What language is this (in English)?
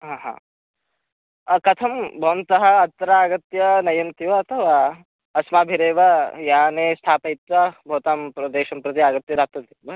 Sanskrit